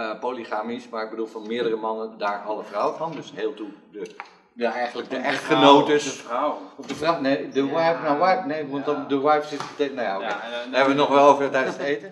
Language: Dutch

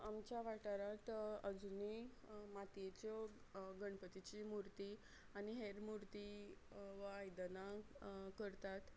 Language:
Konkani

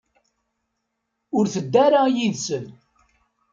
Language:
Kabyle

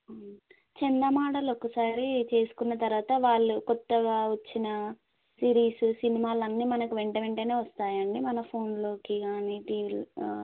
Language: Telugu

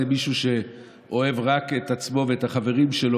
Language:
Hebrew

